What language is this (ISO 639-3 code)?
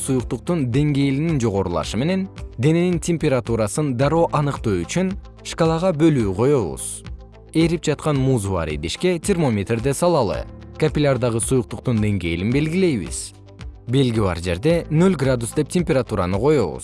kir